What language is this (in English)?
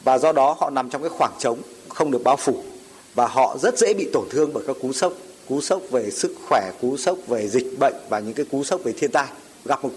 Vietnamese